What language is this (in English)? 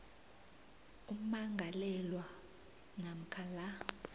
South Ndebele